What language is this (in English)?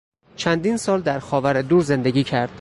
Persian